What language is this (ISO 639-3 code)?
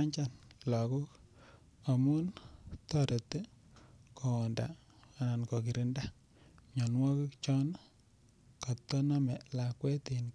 kln